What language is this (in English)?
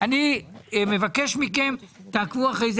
Hebrew